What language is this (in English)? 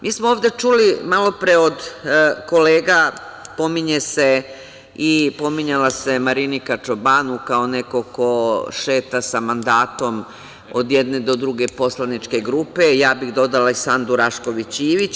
Serbian